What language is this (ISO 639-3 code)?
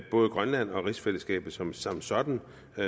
dan